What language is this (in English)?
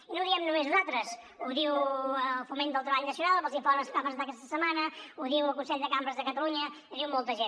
Catalan